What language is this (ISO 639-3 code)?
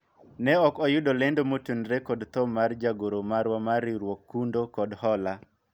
luo